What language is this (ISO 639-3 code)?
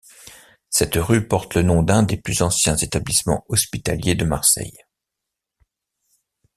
fra